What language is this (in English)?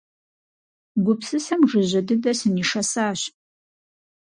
Kabardian